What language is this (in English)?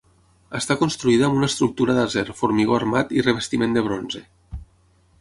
Catalan